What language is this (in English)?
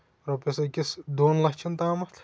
Kashmiri